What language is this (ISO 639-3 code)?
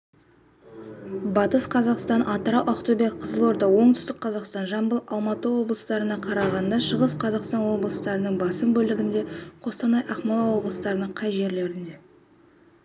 kaz